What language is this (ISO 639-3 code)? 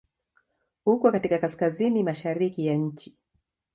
swa